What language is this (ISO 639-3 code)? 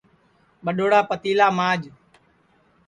ssi